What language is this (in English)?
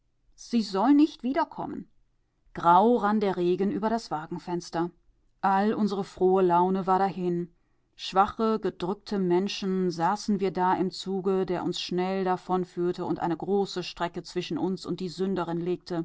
German